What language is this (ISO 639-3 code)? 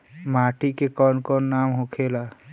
bho